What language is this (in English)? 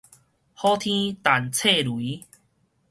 Min Nan Chinese